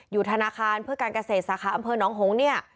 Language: Thai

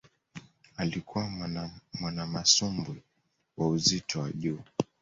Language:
Swahili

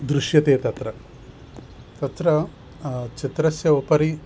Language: Sanskrit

